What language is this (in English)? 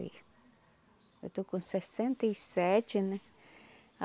Portuguese